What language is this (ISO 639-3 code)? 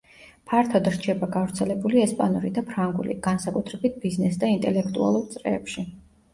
kat